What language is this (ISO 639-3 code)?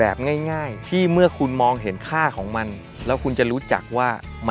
tha